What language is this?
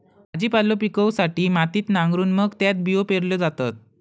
Marathi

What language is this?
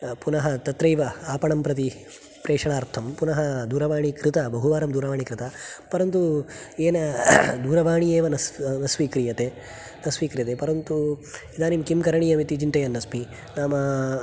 Sanskrit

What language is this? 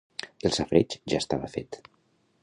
Catalan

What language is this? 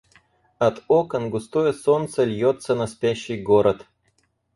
Russian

